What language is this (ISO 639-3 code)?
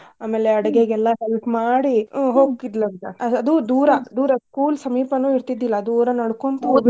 kan